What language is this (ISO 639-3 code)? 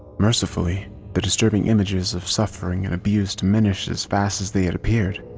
eng